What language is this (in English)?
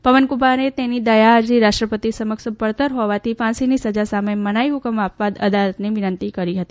Gujarati